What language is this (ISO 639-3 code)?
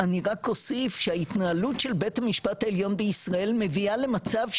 heb